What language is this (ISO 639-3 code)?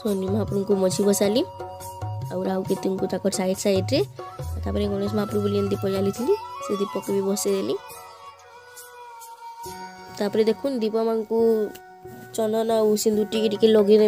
ind